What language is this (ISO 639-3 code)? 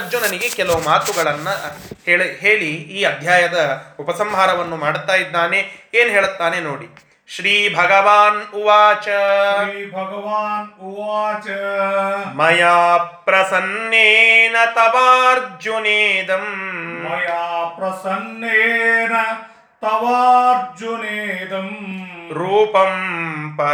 kan